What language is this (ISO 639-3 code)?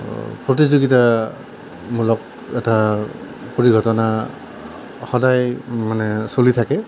asm